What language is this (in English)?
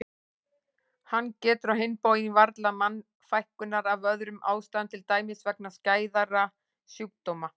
Icelandic